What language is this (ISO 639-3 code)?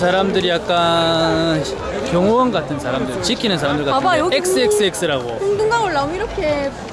kor